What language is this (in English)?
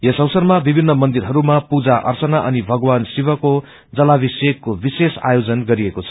Nepali